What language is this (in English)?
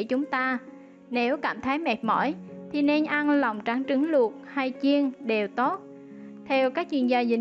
Vietnamese